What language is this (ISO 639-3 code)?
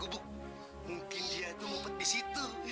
ind